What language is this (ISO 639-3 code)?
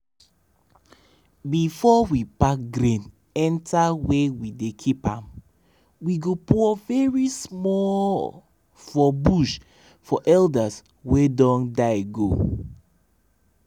pcm